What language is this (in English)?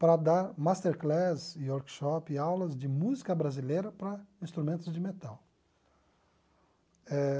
Portuguese